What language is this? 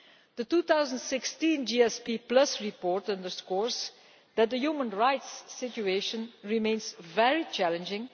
English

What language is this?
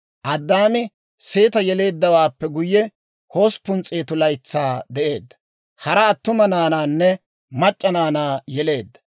Dawro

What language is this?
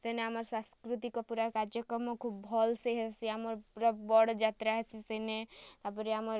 Odia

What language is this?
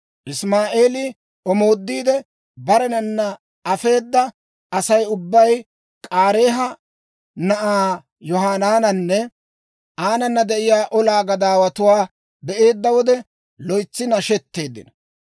Dawro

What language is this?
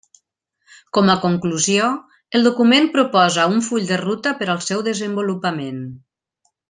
Catalan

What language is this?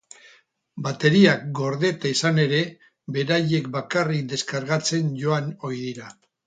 Basque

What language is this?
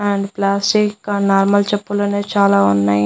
Telugu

